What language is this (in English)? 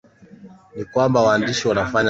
Swahili